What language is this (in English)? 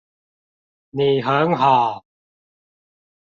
Chinese